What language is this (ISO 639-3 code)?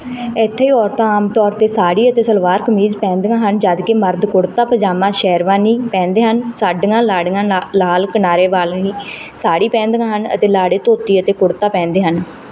pan